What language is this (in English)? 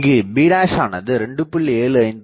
Tamil